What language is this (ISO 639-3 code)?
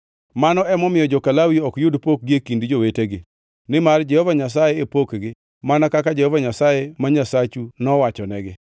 luo